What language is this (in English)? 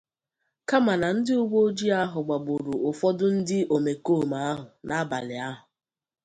Igbo